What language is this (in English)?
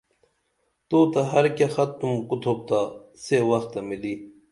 Dameli